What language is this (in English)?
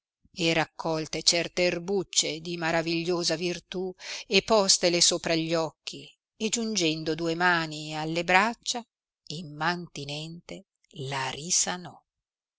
Italian